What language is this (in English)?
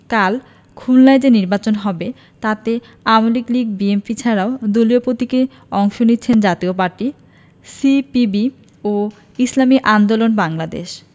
Bangla